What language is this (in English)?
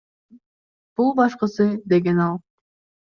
Kyrgyz